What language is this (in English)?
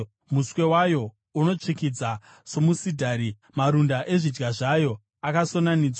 Shona